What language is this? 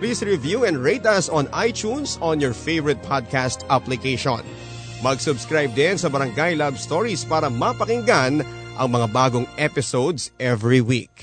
Filipino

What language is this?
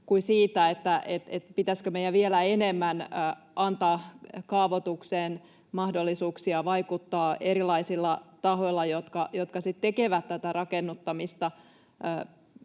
Finnish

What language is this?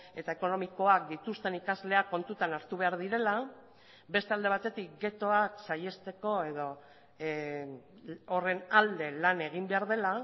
Basque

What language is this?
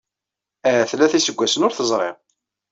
Kabyle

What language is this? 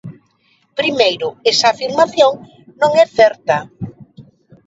Galician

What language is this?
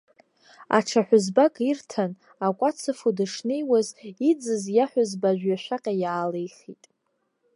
Abkhazian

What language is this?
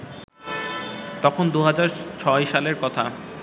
Bangla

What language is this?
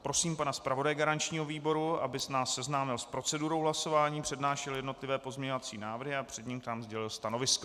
Czech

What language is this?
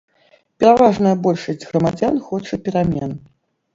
Belarusian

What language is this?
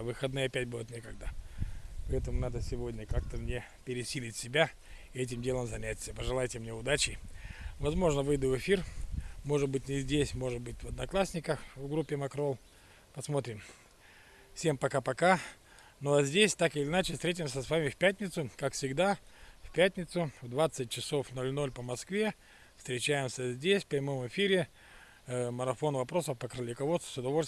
Russian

